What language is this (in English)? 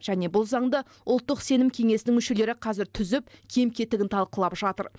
Kazakh